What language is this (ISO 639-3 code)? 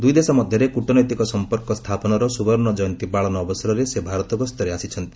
ori